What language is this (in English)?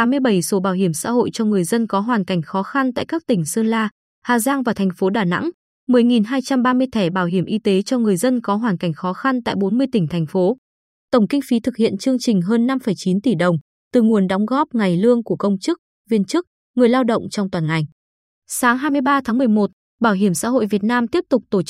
Vietnamese